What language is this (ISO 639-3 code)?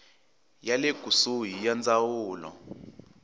tso